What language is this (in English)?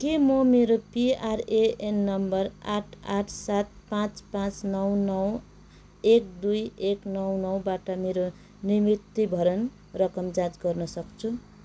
Nepali